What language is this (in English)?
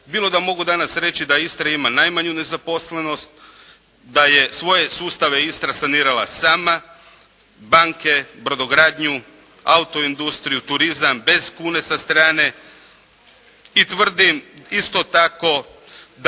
Croatian